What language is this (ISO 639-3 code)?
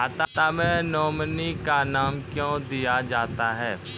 mai